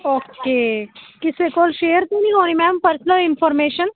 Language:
Punjabi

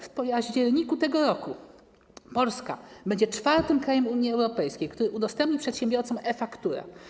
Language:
Polish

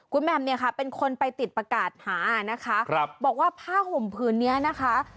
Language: Thai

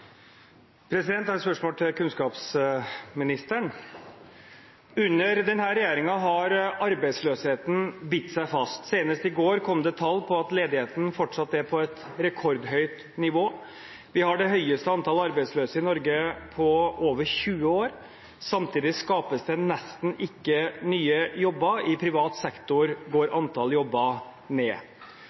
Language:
Norwegian Bokmål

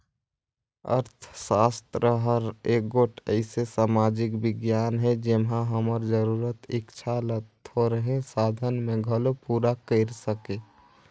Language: Chhattisgarhi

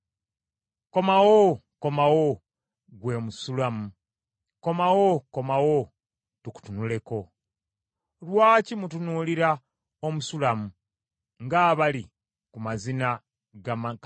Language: Ganda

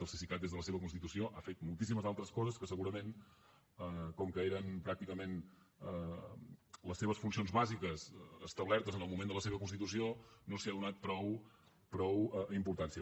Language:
Catalan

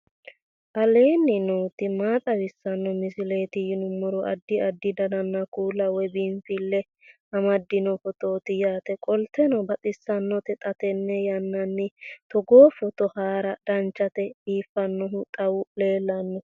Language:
Sidamo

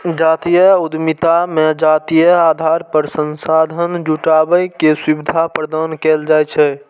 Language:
Maithili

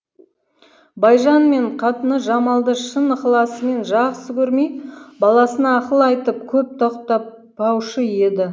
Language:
Kazakh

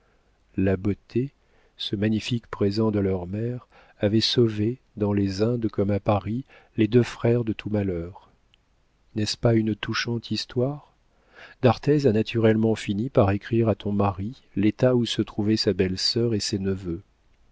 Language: French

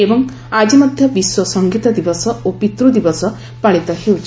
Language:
Odia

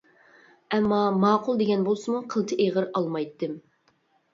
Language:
Uyghur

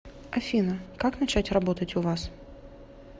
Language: Russian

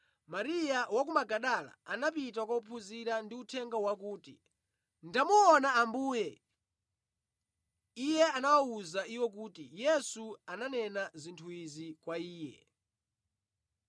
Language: Nyanja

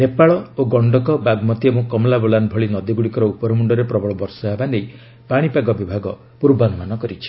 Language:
Odia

